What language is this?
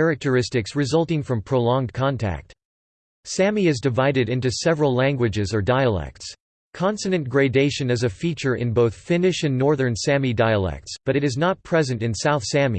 English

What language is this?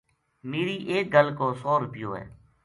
Gujari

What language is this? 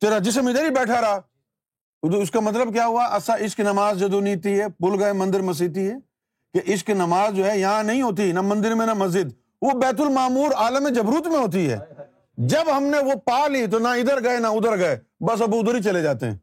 Urdu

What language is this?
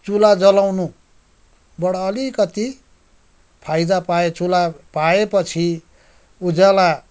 Nepali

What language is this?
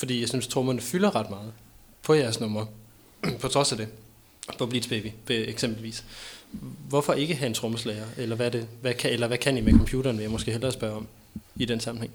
Danish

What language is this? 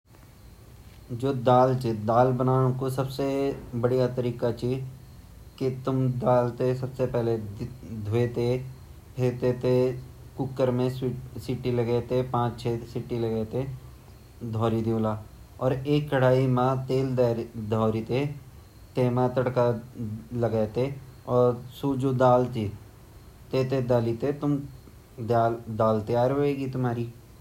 Garhwali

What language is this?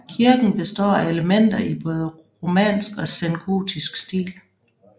Danish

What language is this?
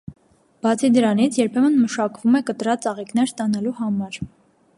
Armenian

